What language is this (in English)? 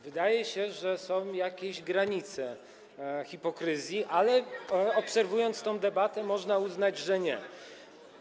Polish